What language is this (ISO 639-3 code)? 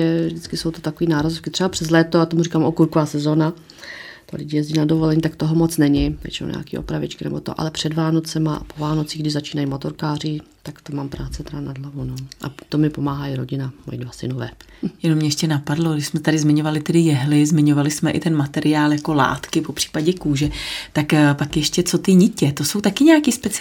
ces